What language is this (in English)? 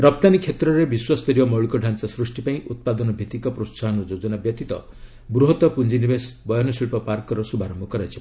Odia